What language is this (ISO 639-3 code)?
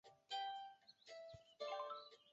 zho